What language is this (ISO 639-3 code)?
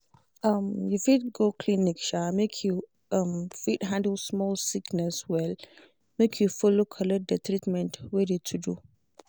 pcm